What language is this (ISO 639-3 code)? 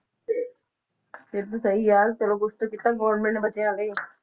pan